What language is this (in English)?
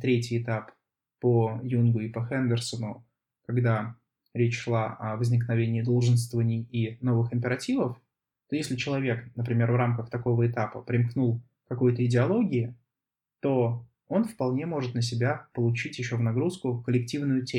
Russian